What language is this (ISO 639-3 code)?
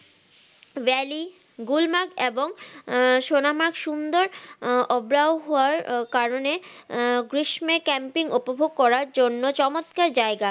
ben